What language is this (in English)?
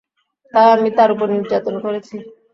Bangla